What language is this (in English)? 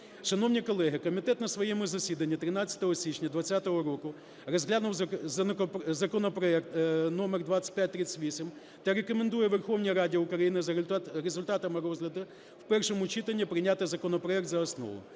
Ukrainian